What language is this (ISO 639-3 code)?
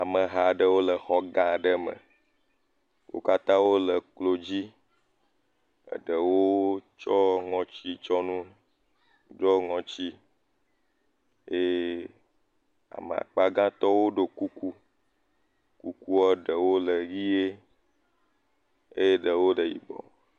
ewe